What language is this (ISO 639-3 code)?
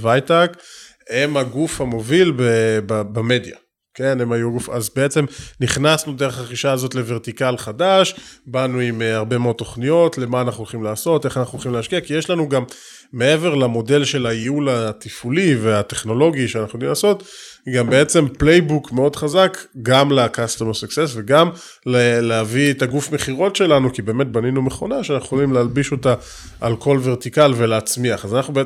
heb